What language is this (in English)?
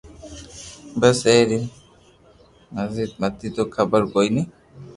Loarki